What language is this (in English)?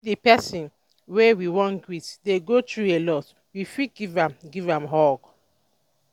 Nigerian Pidgin